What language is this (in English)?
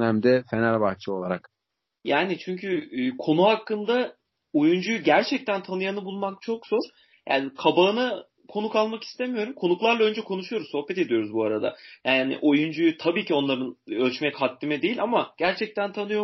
Turkish